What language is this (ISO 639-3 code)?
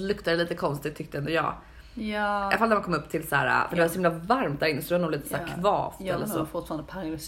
swe